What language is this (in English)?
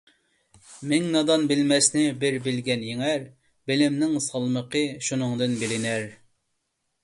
Uyghur